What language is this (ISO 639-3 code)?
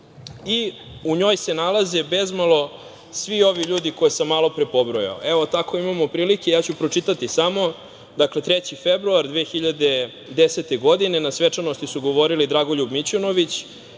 srp